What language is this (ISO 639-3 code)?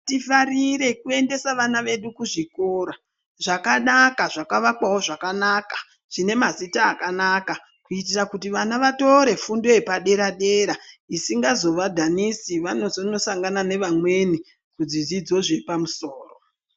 ndc